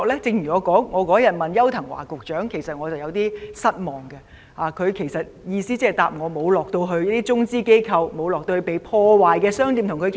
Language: Cantonese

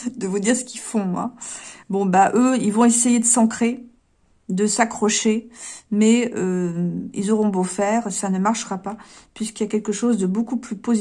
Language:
French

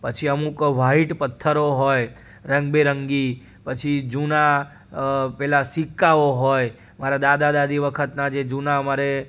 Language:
Gujarati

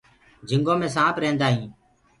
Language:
Gurgula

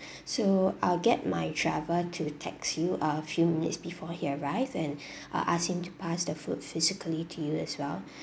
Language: English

